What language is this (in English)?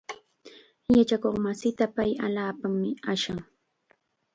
Chiquián Ancash Quechua